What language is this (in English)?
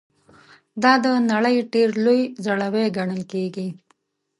Pashto